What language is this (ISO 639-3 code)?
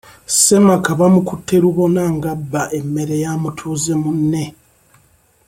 lug